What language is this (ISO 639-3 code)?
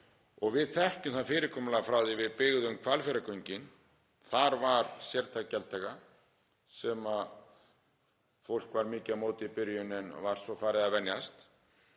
isl